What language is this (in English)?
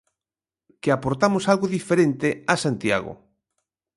Galician